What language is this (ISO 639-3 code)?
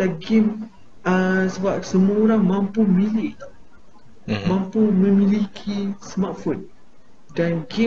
msa